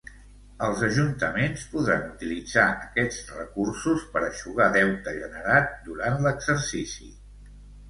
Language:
Catalan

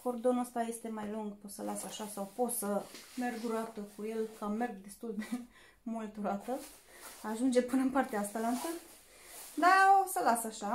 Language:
Romanian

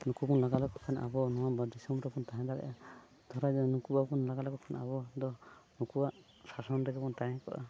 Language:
Santali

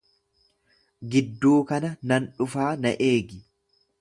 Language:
Oromo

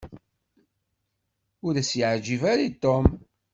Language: Kabyle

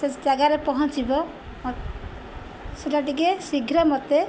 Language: Odia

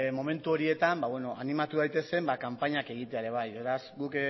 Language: Basque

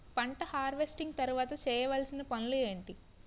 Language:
Telugu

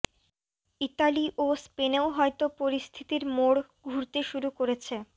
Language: Bangla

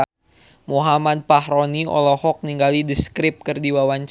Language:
Sundanese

